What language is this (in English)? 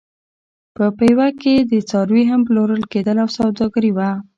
Pashto